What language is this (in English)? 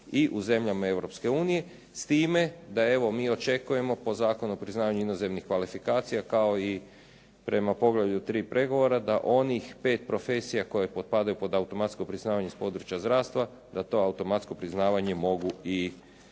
Croatian